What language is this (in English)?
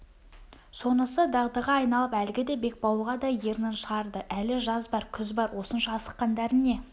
Kazakh